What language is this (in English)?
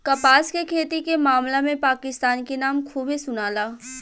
Bhojpuri